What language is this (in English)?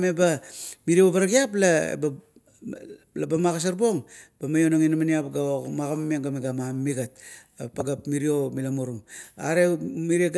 Kuot